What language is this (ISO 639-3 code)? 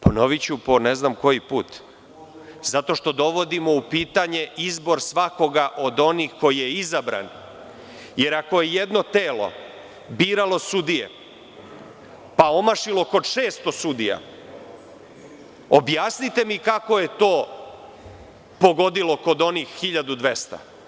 srp